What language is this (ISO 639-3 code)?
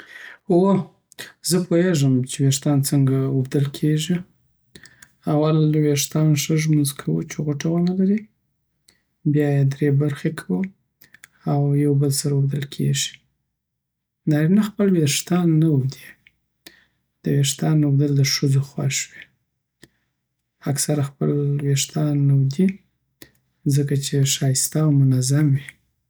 pbt